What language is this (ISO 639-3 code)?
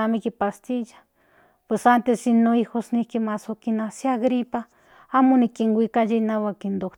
nhn